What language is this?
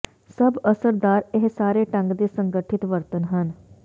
Punjabi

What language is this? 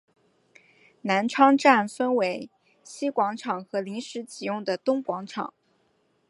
Chinese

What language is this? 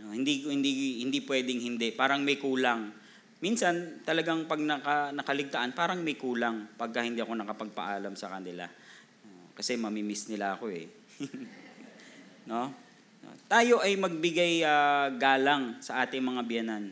Filipino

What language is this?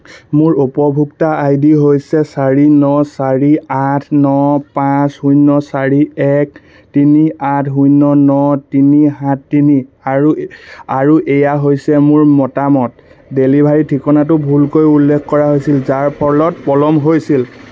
Assamese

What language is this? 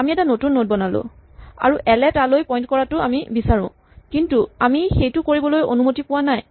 Assamese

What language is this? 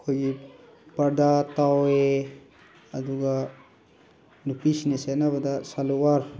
Manipuri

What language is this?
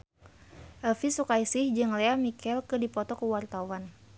Sundanese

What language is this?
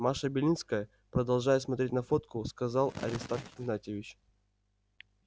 Russian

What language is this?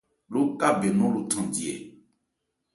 Ebrié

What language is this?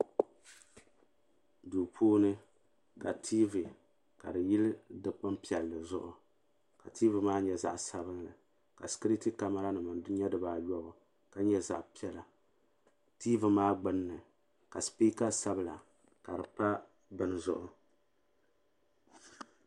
Dagbani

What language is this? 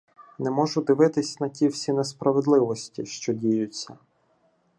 Ukrainian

